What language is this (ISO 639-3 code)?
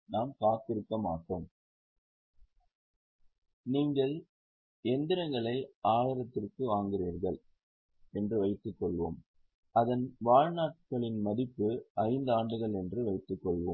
tam